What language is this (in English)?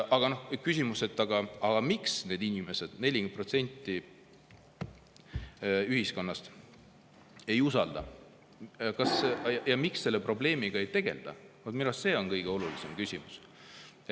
Estonian